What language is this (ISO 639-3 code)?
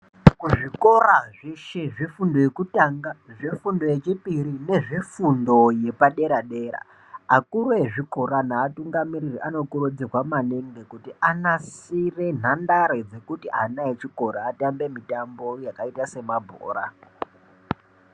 ndc